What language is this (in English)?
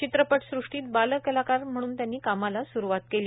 Marathi